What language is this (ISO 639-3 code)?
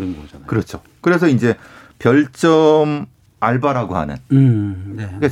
kor